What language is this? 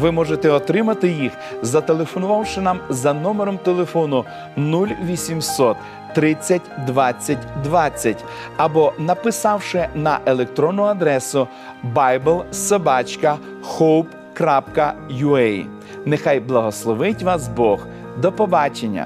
Ukrainian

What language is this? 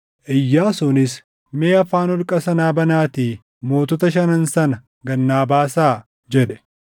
Oromo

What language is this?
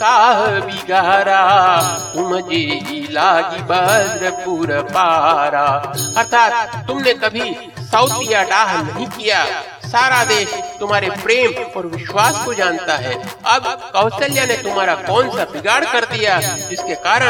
Hindi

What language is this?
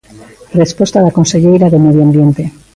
Galician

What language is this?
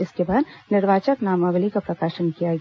Hindi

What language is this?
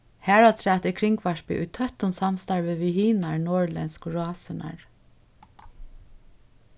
Faroese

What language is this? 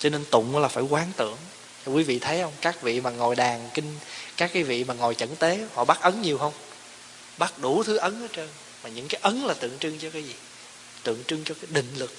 Vietnamese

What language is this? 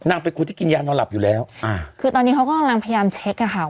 Thai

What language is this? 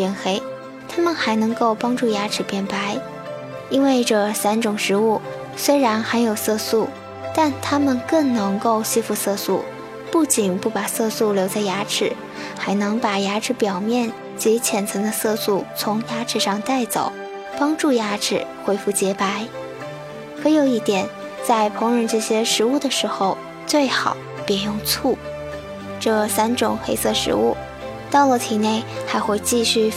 Chinese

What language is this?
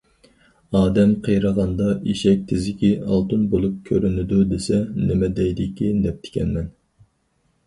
Uyghur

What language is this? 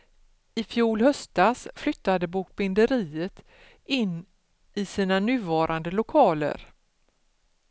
Swedish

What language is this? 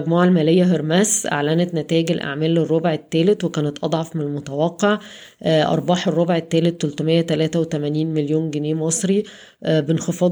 Arabic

